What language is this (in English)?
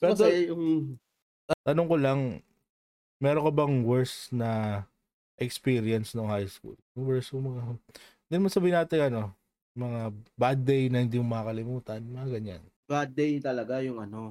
Filipino